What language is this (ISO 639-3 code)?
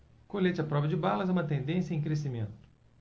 por